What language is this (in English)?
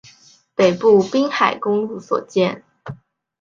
Chinese